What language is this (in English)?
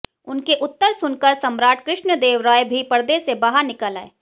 Hindi